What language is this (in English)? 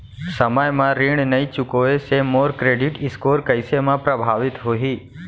Chhattisgarhi